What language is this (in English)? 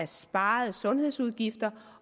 Danish